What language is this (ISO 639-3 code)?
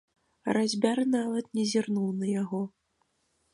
bel